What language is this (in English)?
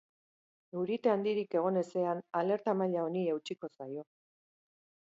Basque